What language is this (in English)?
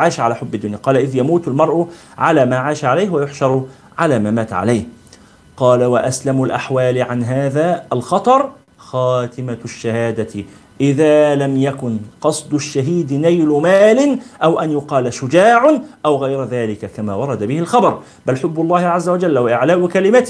Arabic